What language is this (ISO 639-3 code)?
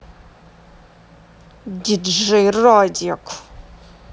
rus